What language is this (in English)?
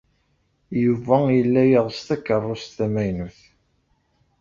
Kabyle